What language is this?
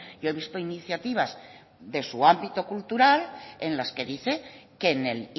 Spanish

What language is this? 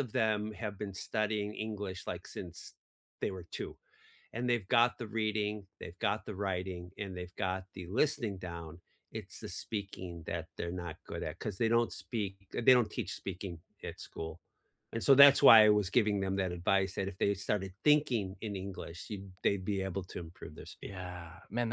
English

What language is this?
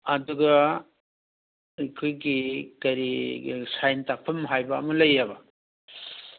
Manipuri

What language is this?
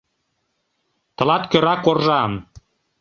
Mari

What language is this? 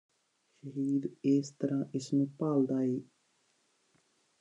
Punjabi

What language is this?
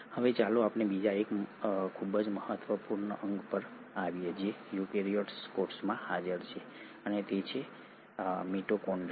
Gujarati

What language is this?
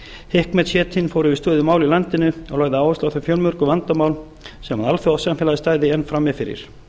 Icelandic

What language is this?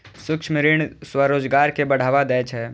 Maithili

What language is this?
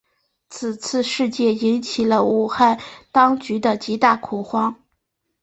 Chinese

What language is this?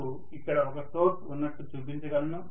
Telugu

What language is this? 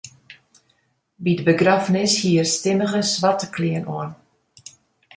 Western Frisian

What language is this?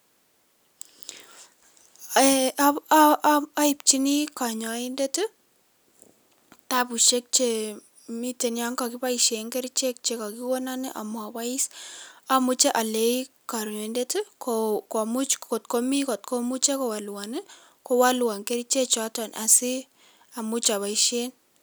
Kalenjin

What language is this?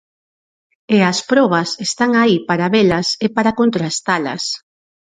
Galician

